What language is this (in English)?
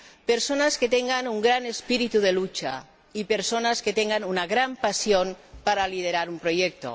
Spanish